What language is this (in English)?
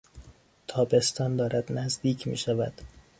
Persian